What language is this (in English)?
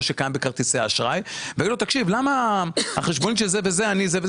Hebrew